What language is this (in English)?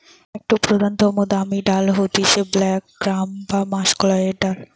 Bangla